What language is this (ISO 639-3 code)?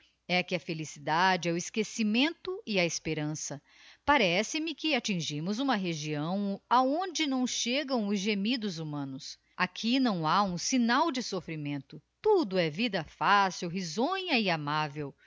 por